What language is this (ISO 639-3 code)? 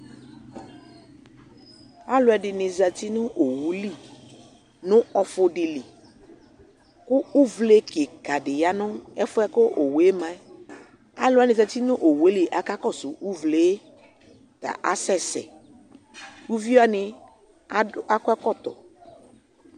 kpo